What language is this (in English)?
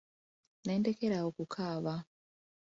Ganda